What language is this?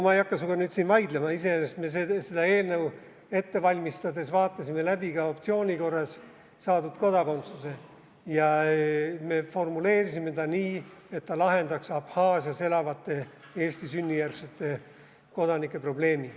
Estonian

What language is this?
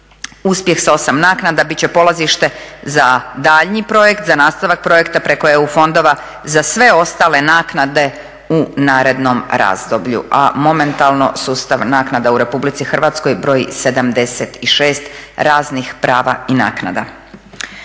Croatian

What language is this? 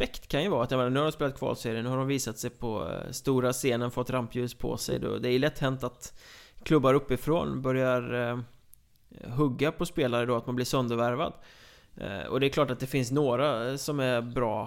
Swedish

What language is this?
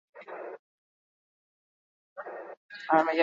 Basque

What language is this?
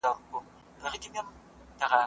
Pashto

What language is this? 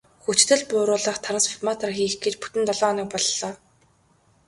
Mongolian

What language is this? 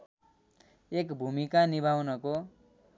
Nepali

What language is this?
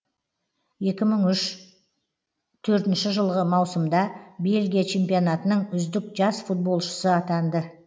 Kazakh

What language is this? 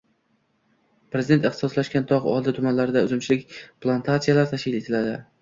Uzbek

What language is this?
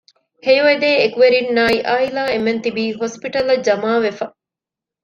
Divehi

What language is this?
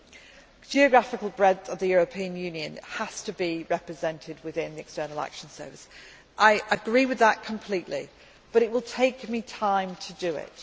English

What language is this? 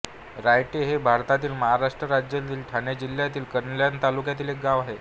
Marathi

